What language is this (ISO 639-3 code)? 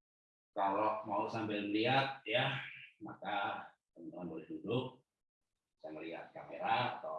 ind